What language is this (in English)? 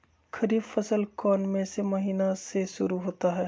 Magahi